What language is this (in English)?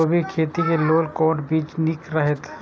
Maithili